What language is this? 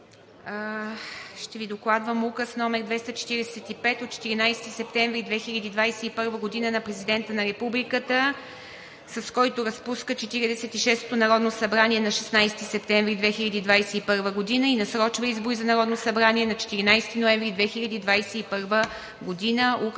Bulgarian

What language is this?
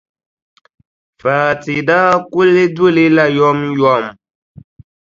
Dagbani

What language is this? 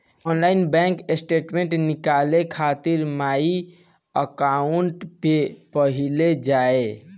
Bhojpuri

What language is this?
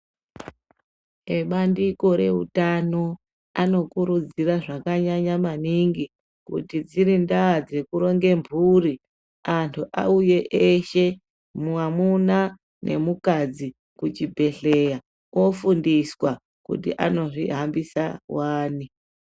Ndau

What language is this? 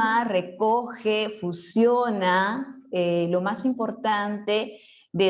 Spanish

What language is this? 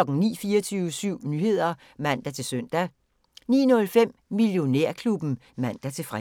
Danish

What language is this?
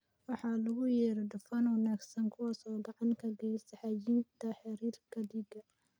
Somali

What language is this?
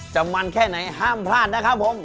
Thai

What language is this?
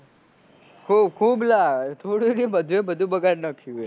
Gujarati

